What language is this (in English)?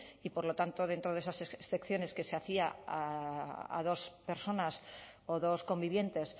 Spanish